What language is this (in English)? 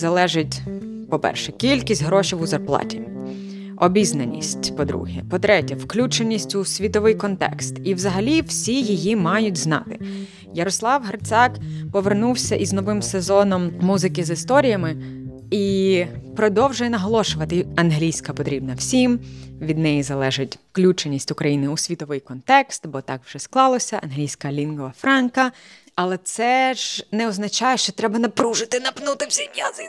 Ukrainian